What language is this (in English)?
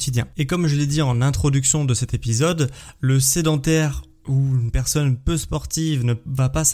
French